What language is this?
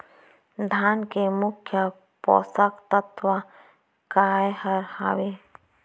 Chhattisgarhi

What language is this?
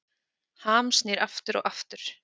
Icelandic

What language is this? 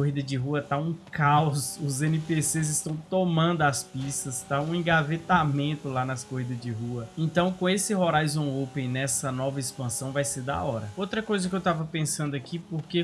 Portuguese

